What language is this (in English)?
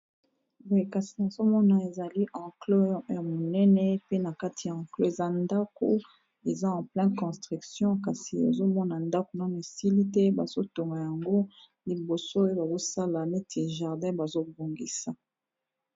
Lingala